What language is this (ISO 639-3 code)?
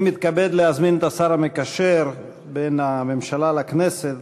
heb